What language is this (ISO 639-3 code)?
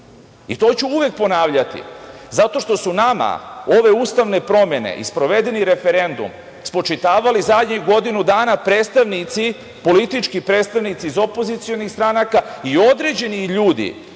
srp